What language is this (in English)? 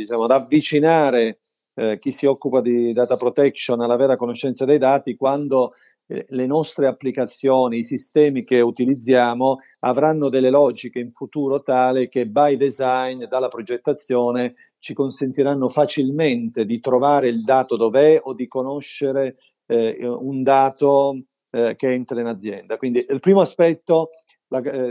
Italian